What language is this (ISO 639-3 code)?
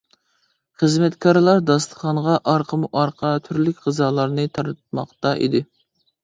uig